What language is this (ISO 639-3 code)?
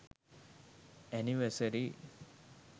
sin